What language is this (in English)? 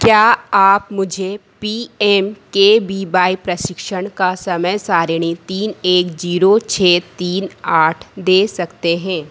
Hindi